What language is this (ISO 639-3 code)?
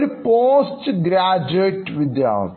mal